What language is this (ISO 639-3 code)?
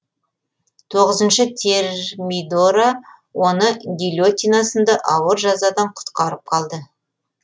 kaz